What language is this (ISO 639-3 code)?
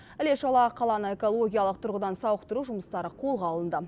kaz